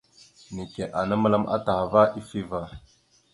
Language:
Mada (Cameroon)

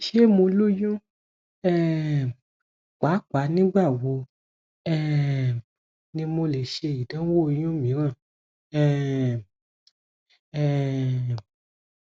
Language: Yoruba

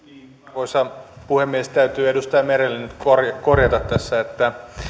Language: Finnish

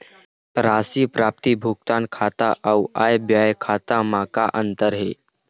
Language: Chhattisgarhi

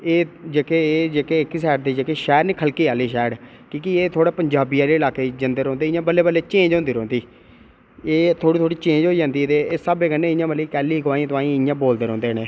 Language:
Dogri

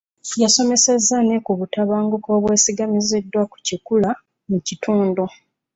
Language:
Ganda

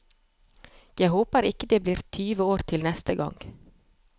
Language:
Norwegian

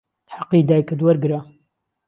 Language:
Central Kurdish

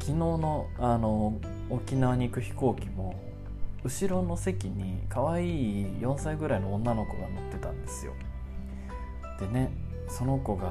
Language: Japanese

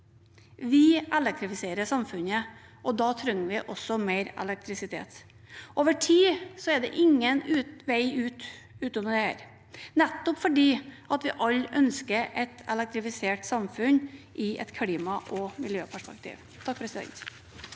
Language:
Norwegian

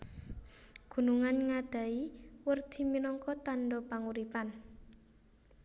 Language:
Javanese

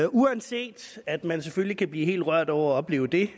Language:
Danish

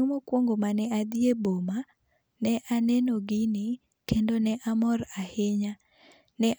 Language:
Luo (Kenya and Tanzania)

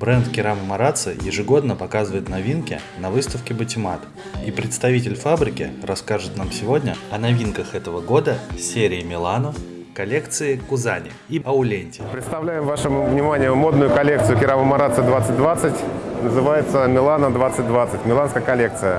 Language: Russian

